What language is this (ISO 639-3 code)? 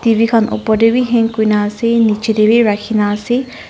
nag